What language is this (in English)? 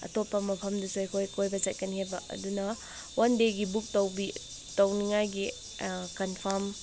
Manipuri